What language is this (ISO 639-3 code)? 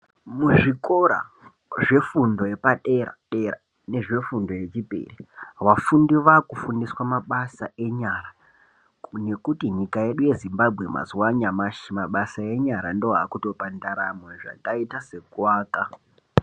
ndc